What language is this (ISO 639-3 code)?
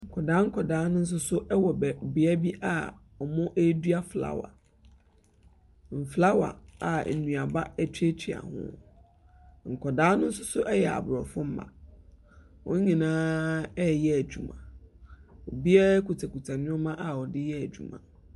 aka